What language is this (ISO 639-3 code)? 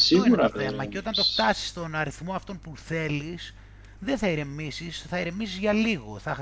ell